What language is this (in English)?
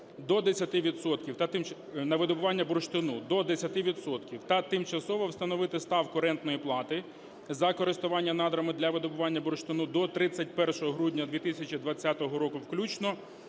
Ukrainian